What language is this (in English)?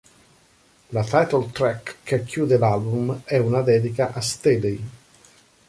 Italian